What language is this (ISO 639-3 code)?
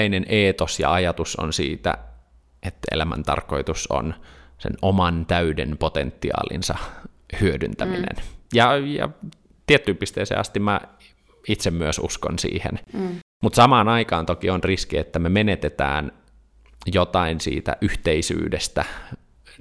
fin